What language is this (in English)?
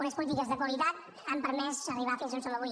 Catalan